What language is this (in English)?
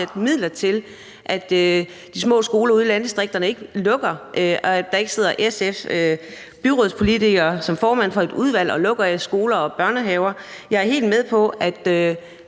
Danish